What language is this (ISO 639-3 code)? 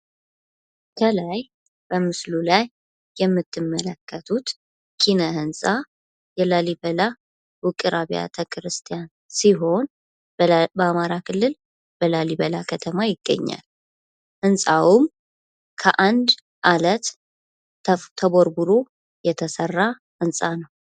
amh